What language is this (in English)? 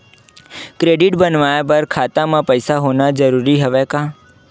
Chhattisgarhi